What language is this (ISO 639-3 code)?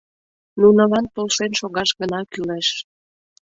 chm